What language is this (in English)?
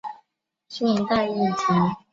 Chinese